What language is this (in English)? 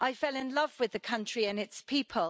English